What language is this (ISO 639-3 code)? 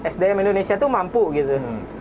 ind